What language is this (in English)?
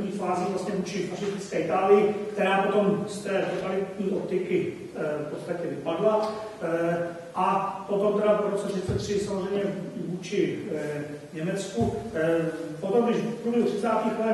Czech